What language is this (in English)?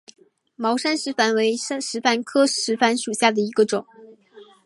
Chinese